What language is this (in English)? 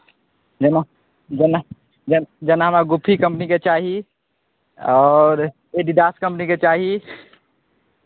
Maithili